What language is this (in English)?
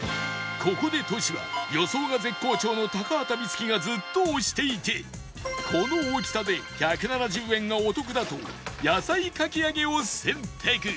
Japanese